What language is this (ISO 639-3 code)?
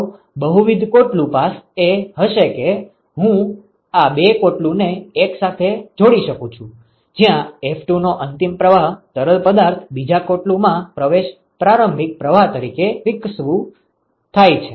guj